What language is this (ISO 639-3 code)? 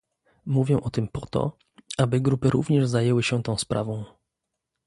pol